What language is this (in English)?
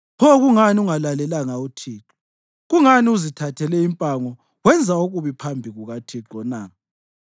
North Ndebele